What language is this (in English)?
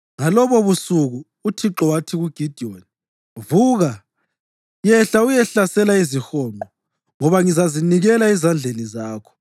North Ndebele